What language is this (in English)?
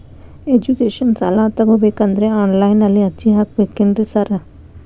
Kannada